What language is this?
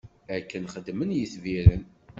Kabyle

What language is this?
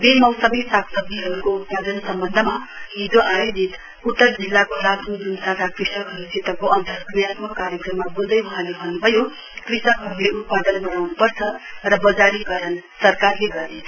Nepali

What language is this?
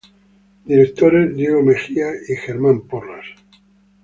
Spanish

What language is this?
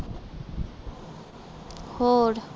Punjabi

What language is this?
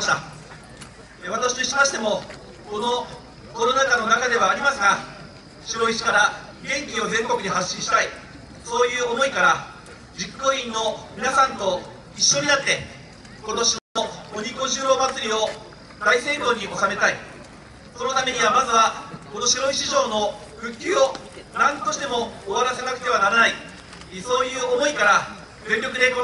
Japanese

